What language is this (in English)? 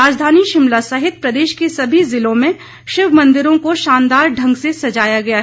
Hindi